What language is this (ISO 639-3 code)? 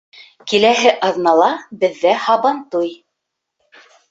bak